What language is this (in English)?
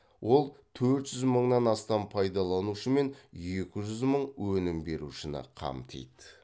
Kazakh